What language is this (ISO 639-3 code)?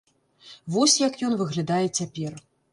bel